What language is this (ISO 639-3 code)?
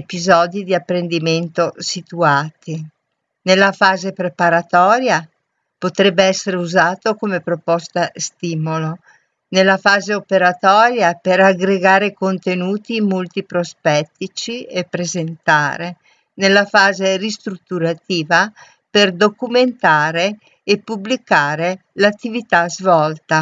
ita